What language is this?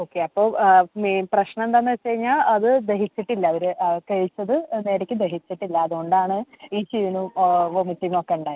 Malayalam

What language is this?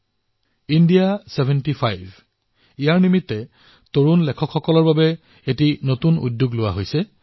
Assamese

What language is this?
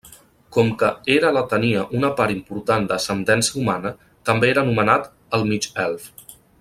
Catalan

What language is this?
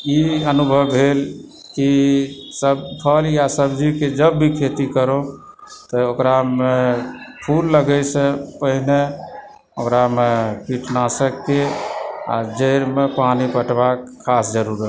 Maithili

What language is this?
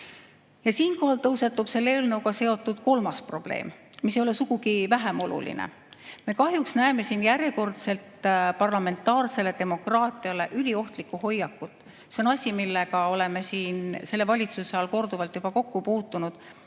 Estonian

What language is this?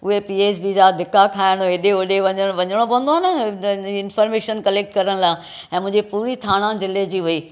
Sindhi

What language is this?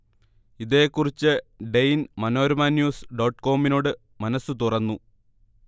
Malayalam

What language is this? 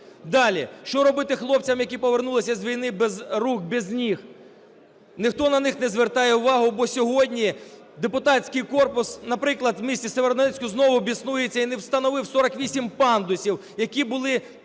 Ukrainian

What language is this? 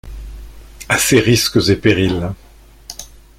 French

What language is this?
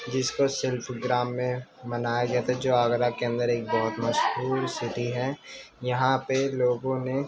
Urdu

